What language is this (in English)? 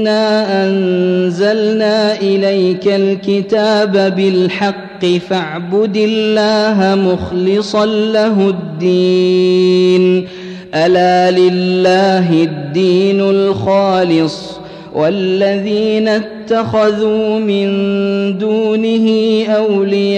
Arabic